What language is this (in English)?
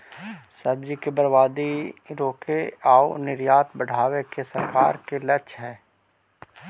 Magahi